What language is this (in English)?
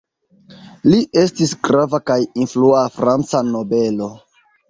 Esperanto